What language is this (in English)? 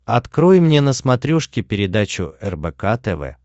Russian